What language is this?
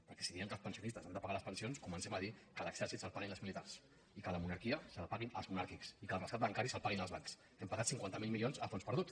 Catalan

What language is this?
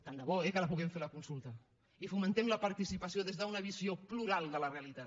Catalan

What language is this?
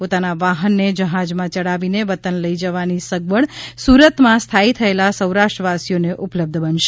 Gujarati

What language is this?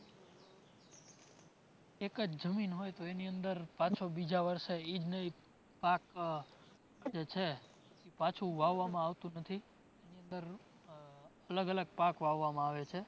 Gujarati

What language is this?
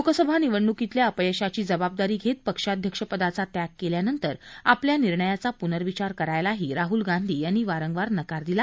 Marathi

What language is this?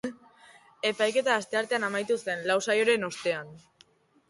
Basque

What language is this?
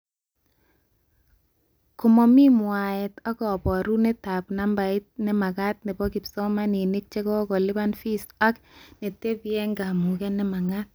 Kalenjin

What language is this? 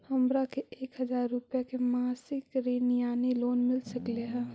Magahi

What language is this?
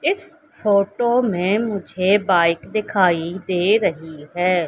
Hindi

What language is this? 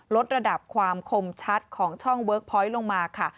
Thai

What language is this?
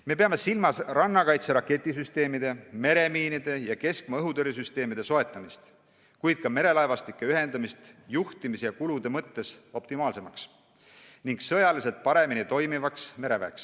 Estonian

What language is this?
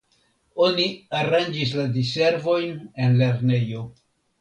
Esperanto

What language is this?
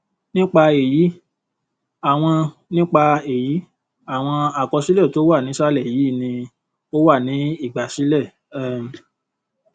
Yoruba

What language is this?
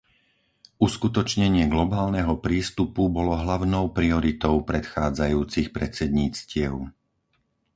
Slovak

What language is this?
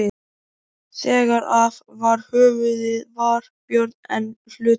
Icelandic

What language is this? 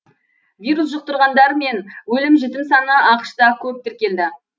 Kazakh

